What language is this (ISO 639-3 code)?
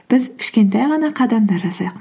kaz